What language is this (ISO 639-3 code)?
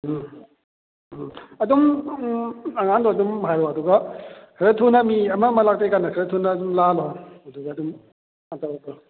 mni